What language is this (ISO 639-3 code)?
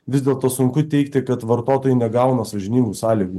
lit